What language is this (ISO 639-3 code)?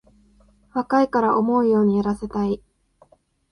jpn